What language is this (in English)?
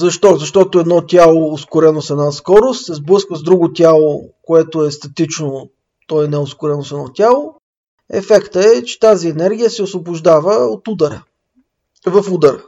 Bulgarian